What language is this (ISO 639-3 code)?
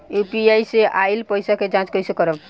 bho